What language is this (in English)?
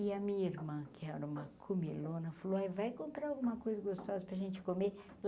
Portuguese